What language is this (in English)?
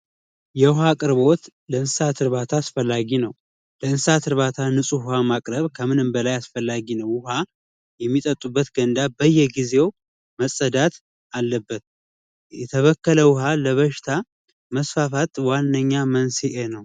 Amharic